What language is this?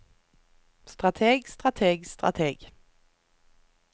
Norwegian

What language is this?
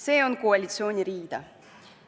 Estonian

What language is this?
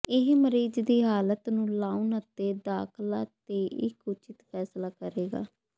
Punjabi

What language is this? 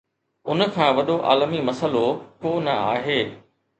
Sindhi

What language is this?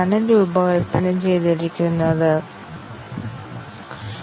Malayalam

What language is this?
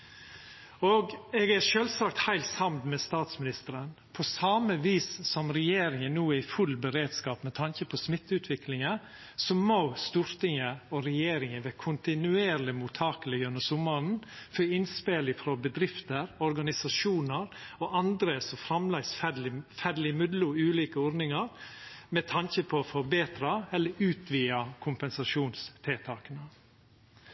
Norwegian Nynorsk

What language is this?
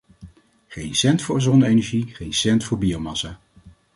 Dutch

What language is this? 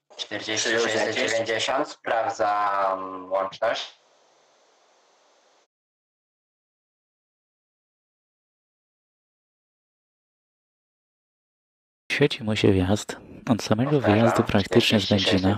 Polish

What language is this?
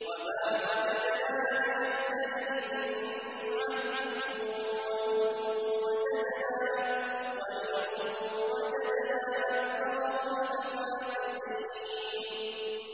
Arabic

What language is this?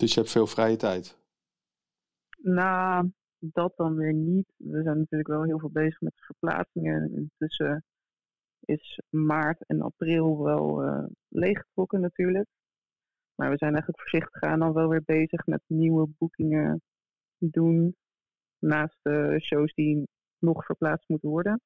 Dutch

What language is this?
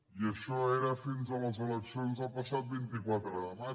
Catalan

